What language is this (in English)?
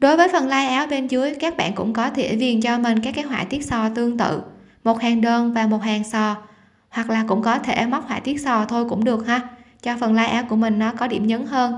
Vietnamese